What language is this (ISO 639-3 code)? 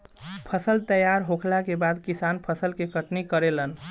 bho